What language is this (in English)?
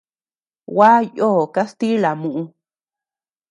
Tepeuxila Cuicatec